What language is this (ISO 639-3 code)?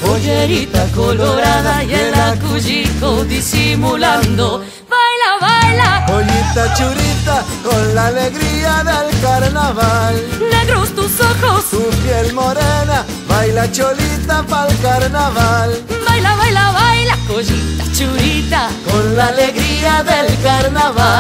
ron